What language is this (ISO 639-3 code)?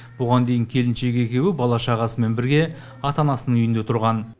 kaz